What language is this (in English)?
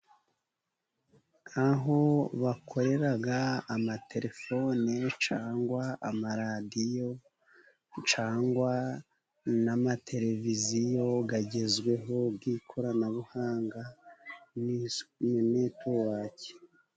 Kinyarwanda